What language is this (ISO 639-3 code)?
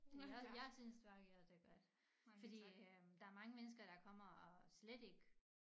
dan